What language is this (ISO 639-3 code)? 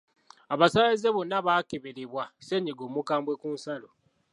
lug